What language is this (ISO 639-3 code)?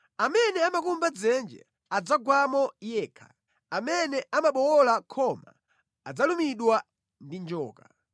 nya